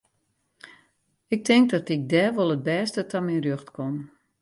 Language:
Western Frisian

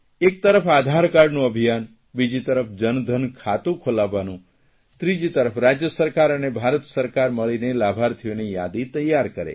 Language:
Gujarati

